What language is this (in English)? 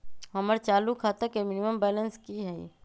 Magahi